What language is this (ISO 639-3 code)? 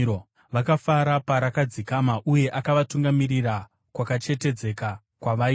sna